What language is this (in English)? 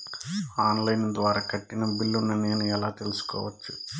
Telugu